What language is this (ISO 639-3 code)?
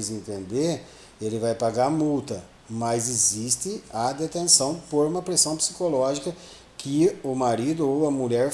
por